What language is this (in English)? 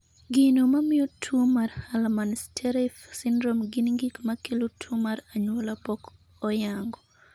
Luo (Kenya and Tanzania)